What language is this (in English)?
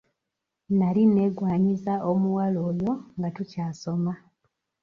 Ganda